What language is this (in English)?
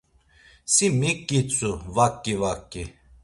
Laz